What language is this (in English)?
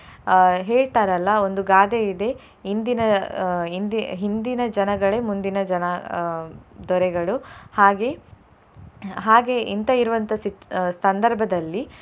Kannada